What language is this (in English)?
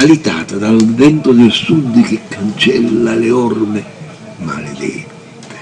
Italian